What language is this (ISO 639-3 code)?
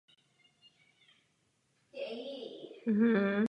ces